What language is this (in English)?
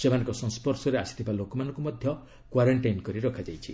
Odia